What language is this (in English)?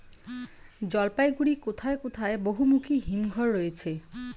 Bangla